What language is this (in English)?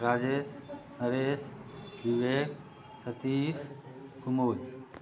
Maithili